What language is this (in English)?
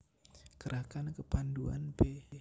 Javanese